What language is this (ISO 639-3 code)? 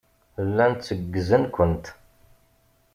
kab